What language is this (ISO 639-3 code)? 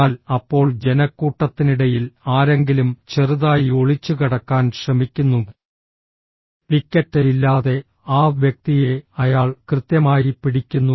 mal